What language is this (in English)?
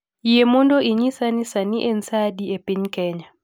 Luo (Kenya and Tanzania)